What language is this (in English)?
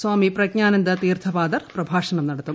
Malayalam